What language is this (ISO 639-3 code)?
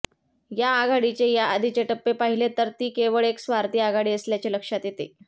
mar